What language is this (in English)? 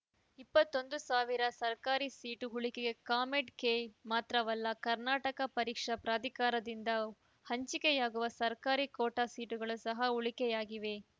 Kannada